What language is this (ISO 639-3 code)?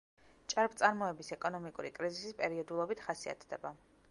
kat